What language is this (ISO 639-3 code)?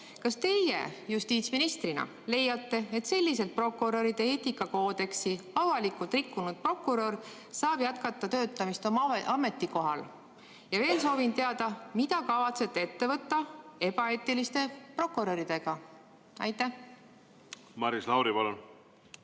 est